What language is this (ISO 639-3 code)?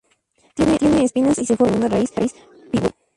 spa